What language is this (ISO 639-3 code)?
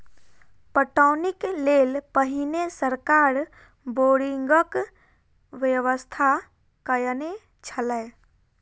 mai